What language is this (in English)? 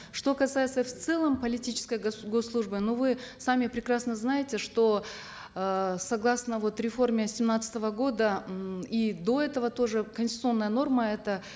Kazakh